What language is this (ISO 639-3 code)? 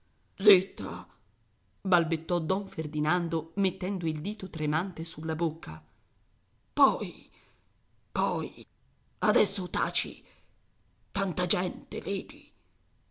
ita